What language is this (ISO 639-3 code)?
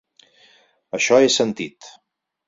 cat